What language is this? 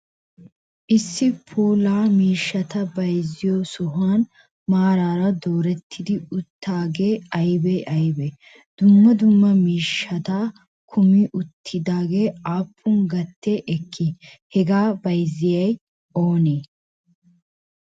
Wolaytta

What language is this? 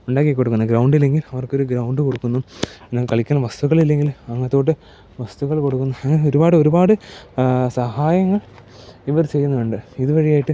Malayalam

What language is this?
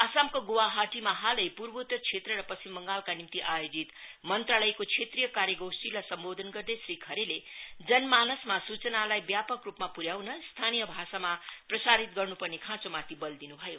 Nepali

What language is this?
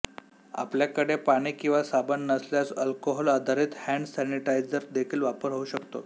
Marathi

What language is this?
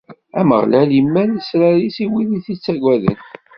Kabyle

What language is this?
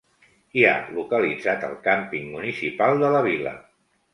Catalan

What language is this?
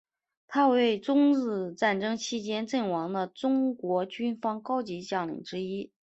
Chinese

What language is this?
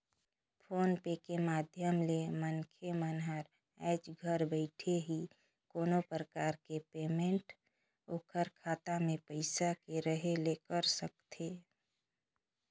Chhattisgarhi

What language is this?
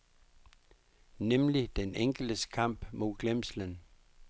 Danish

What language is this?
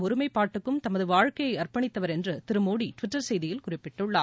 Tamil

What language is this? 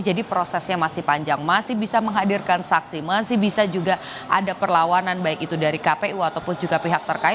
Indonesian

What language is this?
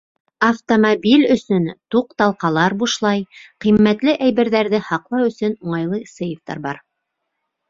Bashkir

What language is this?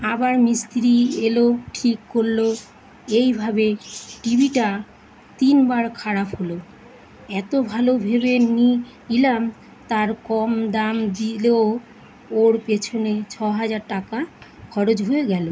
Bangla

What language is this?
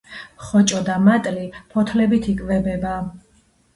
Georgian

